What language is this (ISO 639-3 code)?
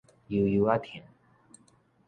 nan